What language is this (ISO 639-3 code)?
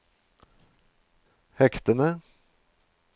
nor